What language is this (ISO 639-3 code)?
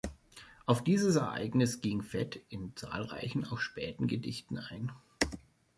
deu